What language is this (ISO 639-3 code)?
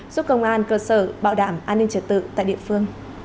vie